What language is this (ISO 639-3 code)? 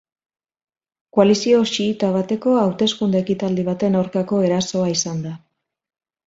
eus